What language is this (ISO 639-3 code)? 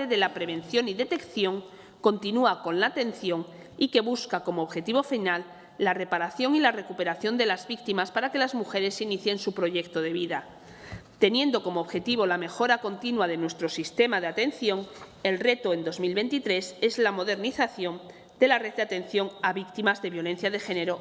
spa